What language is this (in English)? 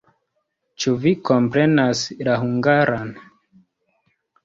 Esperanto